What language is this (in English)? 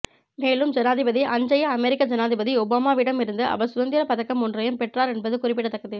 Tamil